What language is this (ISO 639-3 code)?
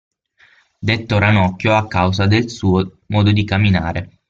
ita